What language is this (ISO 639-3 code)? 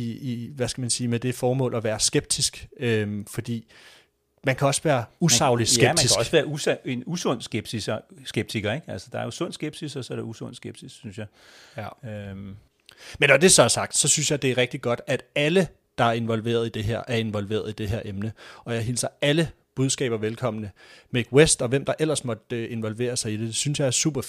dan